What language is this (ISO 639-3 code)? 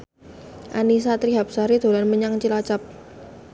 jav